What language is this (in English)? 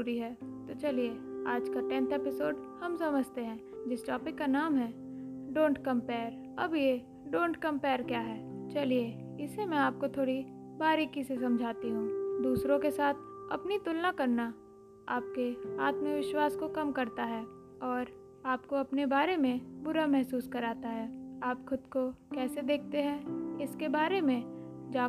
Hindi